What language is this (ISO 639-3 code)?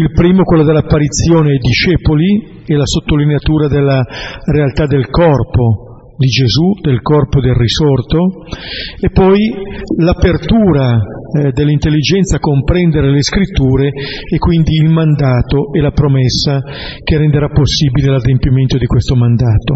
ita